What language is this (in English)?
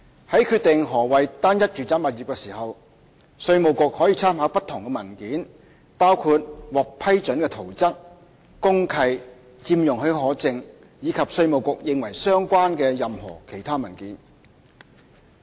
Cantonese